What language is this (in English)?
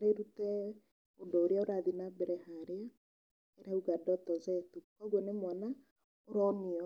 Kikuyu